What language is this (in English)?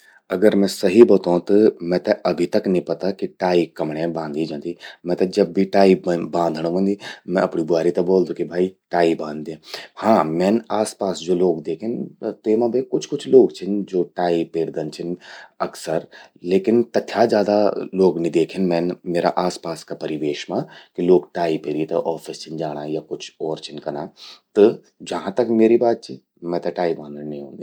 Garhwali